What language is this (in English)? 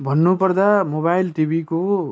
Nepali